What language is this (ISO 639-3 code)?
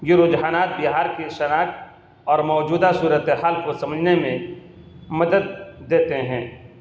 urd